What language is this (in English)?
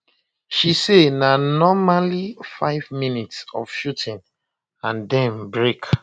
Nigerian Pidgin